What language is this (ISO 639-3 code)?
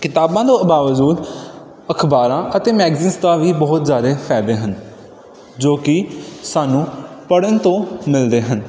pan